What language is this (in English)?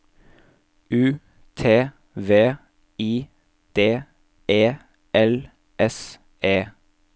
Norwegian